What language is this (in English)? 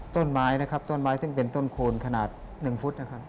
Thai